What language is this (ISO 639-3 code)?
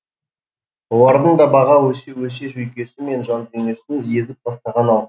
kaz